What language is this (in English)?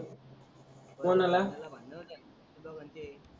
Marathi